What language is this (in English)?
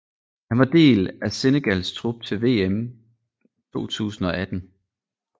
Danish